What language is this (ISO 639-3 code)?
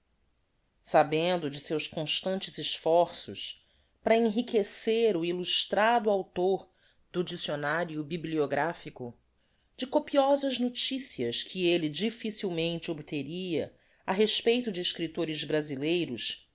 por